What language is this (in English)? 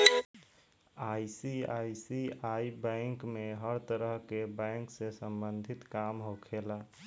Bhojpuri